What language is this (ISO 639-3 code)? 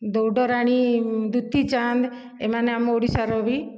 ori